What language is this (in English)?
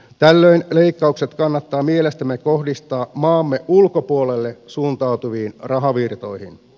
Finnish